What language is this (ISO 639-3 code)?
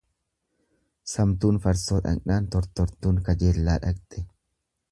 orm